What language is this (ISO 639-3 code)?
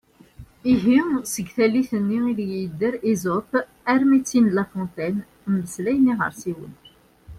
kab